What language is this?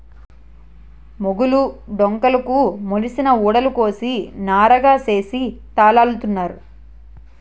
Telugu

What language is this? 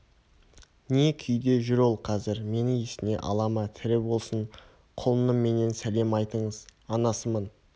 Kazakh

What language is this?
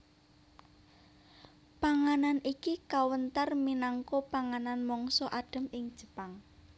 Javanese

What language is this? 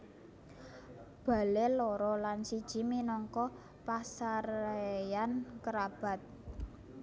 Javanese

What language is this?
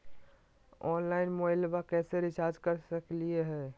Magahi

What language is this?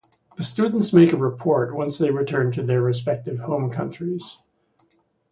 English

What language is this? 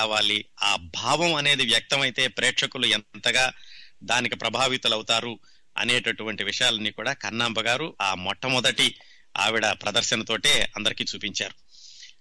Telugu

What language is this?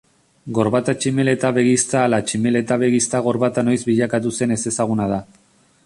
Basque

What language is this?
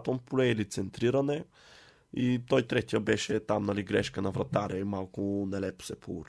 Bulgarian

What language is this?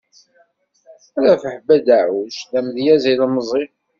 Kabyle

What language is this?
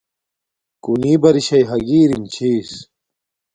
Domaaki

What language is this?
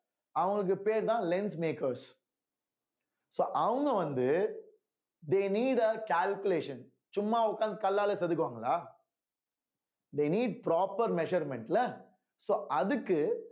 Tamil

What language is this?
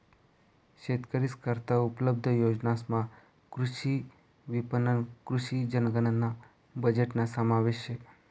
Marathi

